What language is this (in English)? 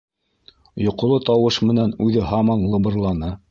Bashkir